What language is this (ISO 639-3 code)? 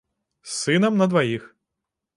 bel